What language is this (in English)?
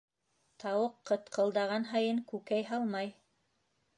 Bashkir